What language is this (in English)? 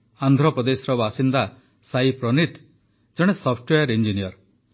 Odia